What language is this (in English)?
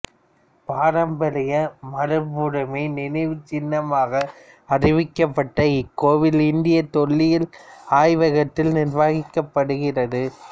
Tamil